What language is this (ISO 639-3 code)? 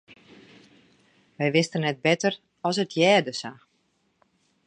fry